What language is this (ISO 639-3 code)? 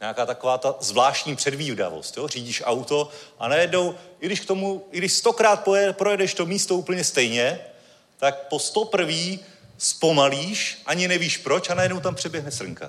ces